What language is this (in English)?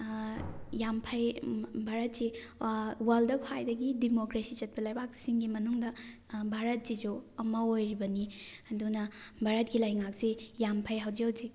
Manipuri